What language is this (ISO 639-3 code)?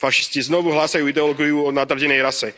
slk